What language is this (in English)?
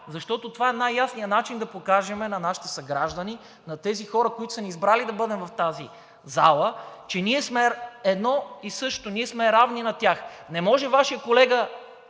Bulgarian